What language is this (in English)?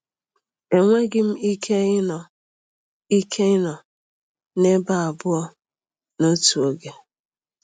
Igbo